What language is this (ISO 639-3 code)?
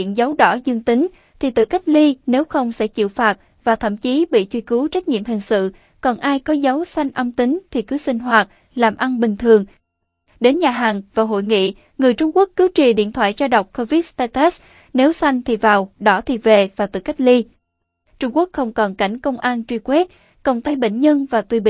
vie